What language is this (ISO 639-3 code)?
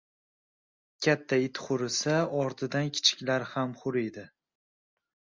uzb